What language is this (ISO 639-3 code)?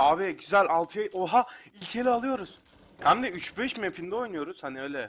tur